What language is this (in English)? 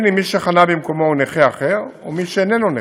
Hebrew